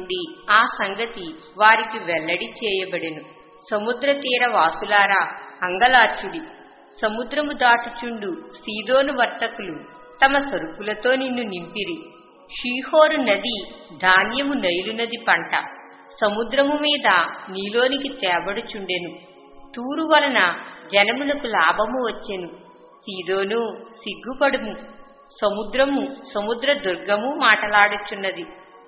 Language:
Telugu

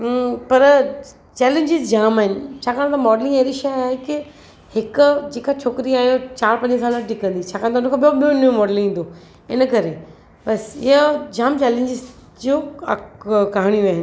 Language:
Sindhi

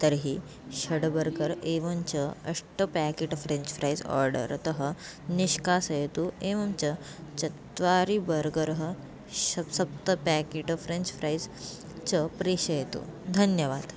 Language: Sanskrit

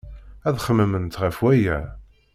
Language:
Kabyle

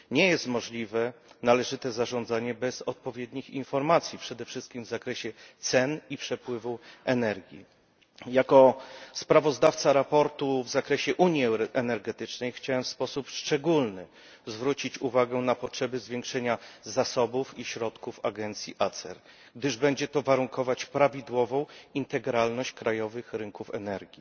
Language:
Polish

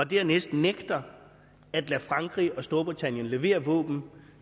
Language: Danish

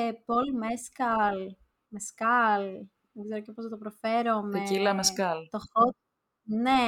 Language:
Greek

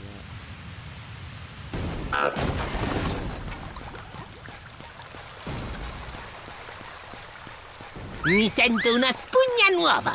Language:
Italian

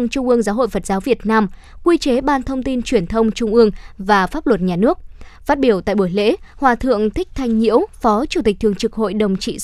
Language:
Vietnamese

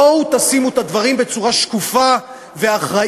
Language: Hebrew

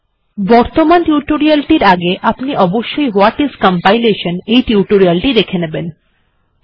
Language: Bangla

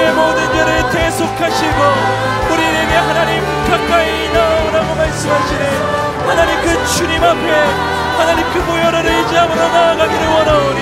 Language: Korean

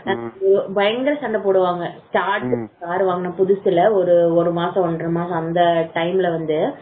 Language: Tamil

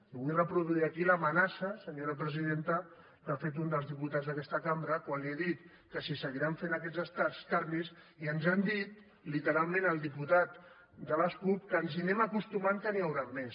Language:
Catalan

